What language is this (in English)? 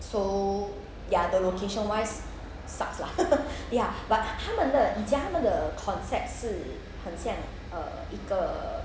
English